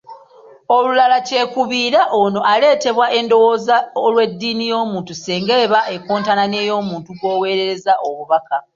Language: Ganda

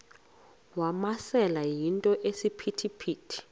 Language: Xhosa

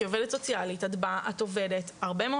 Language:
Hebrew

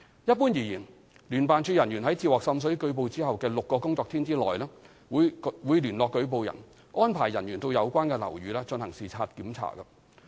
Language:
Cantonese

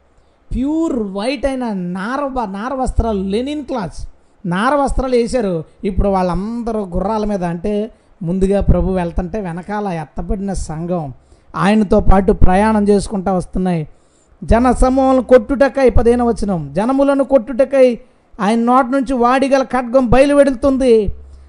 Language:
Telugu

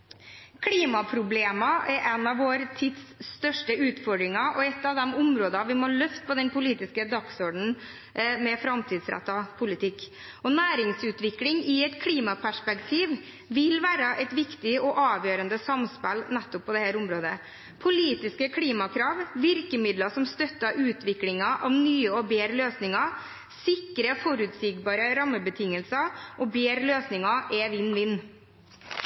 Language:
Norwegian Bokmål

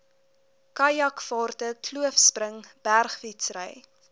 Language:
Afrikaans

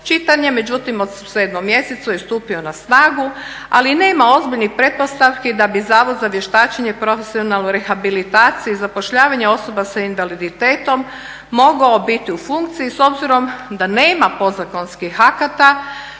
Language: Croatian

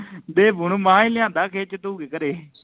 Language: Punjabi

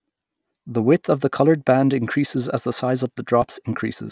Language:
English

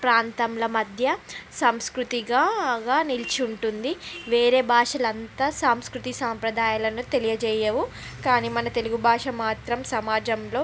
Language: Telugu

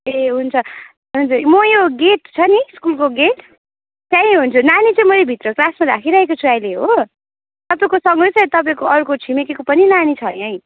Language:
Nepali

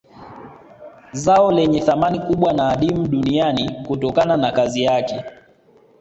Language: Swahili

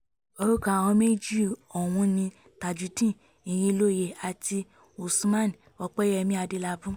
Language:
Yoruba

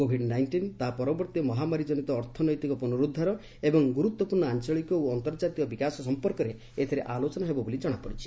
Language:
Odia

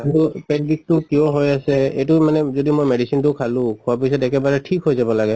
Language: Assamese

